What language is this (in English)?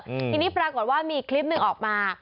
Thai